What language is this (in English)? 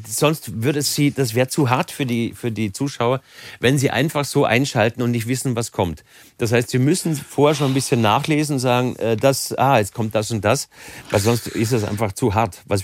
German